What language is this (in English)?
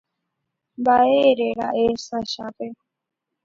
Guarani